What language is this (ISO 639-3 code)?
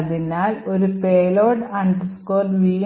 mal